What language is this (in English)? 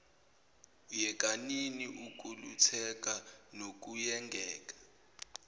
Zulu